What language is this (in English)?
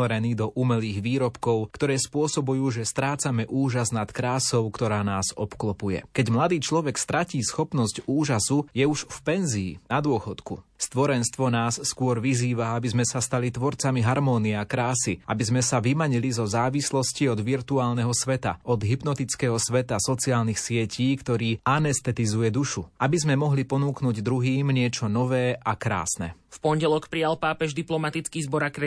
Slovak